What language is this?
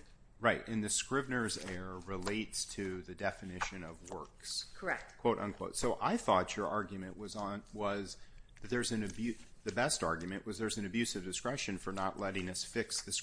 English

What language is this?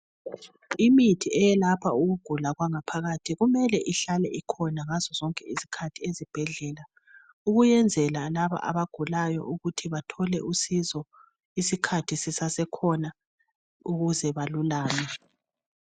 North Ndebele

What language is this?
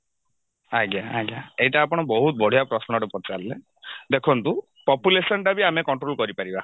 Odia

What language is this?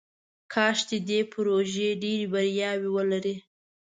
Pashto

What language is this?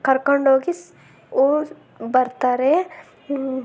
Kannada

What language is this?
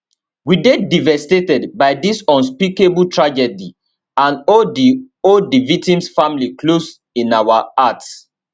Nigerian Pidgin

